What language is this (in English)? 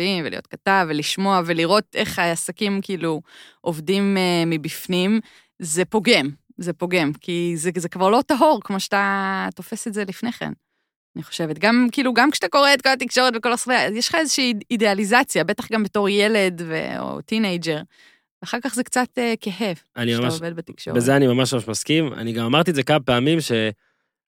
Hebrew